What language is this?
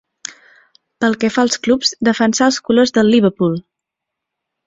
Catalan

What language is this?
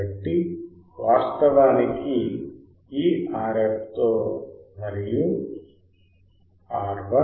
Telugu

